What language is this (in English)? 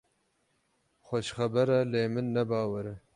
Kurdish